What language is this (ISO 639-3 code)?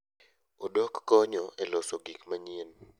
luo